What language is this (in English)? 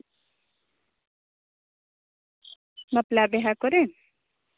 Santali